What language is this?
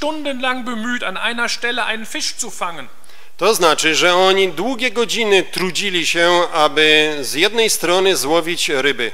Polish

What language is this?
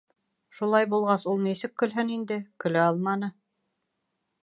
Bashkir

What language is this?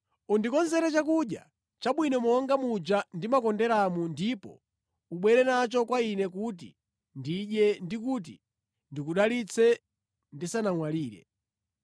Nyanja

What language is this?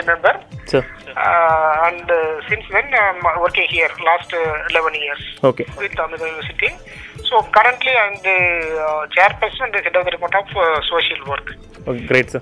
Tamil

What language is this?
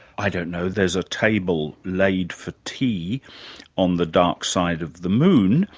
English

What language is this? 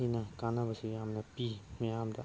Manipuri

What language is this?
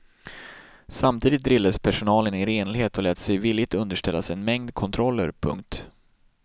Swedish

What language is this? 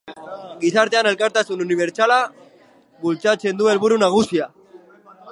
Basque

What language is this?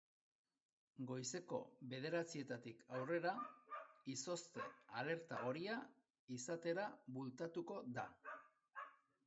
Basque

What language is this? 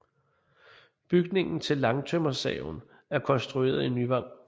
Danish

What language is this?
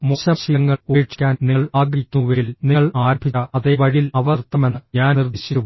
Malayalam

